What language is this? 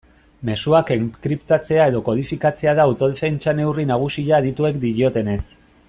Basque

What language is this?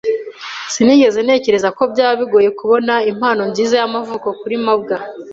Kinyarwanda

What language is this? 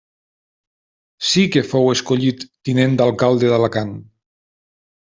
Catalan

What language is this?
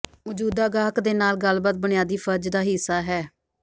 Punjabi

